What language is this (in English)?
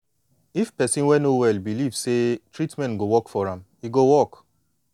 Nigerian Pidgin